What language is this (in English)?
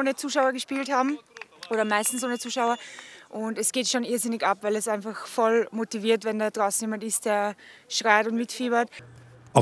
German